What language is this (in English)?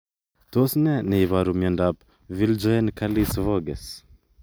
Kalenjin